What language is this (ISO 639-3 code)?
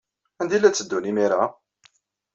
kab